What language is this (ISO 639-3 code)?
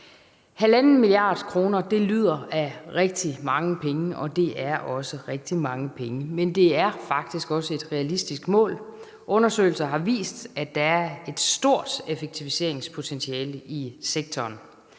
dan